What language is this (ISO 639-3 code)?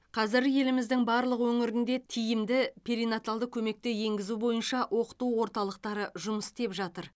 kaz